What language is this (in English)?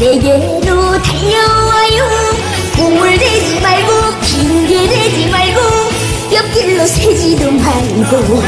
Vietnamese